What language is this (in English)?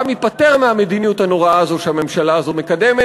Hebrew